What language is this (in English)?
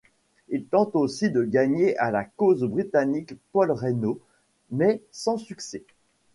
French